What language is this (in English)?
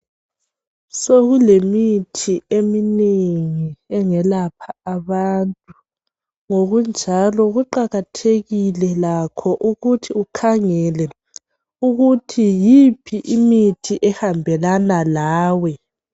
North Ndebele